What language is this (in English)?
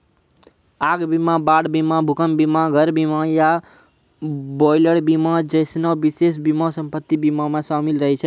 Maithili